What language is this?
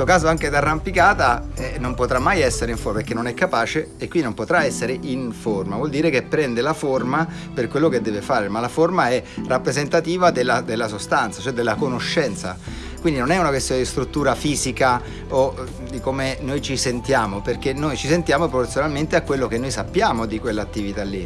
Italian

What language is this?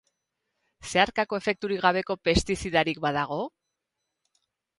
Basque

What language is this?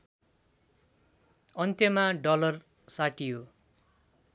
Nepali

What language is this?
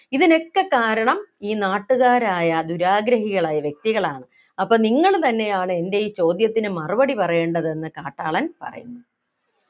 Malayalam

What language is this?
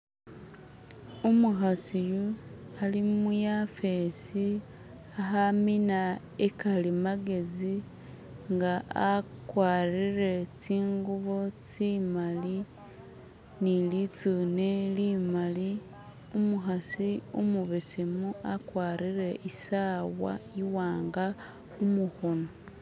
Masaaba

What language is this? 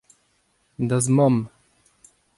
Breton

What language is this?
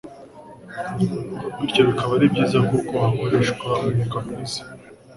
Kinyarwanda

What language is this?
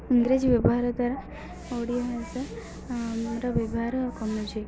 Odia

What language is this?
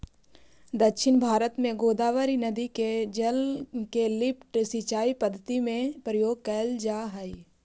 Magahi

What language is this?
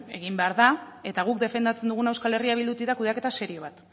Basque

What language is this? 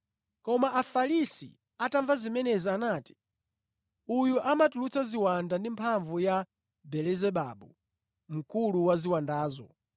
Nyanja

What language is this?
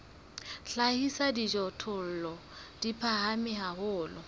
Southern Sotho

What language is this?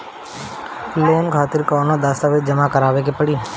Bhojpuri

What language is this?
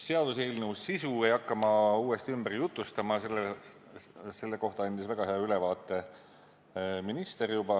Estonian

